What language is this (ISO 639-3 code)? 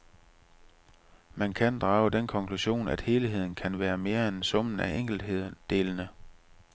dan